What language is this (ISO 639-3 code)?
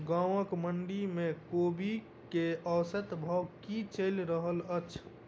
mai